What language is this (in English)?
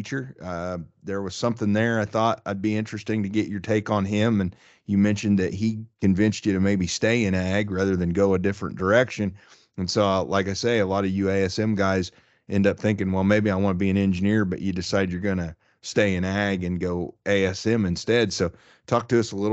English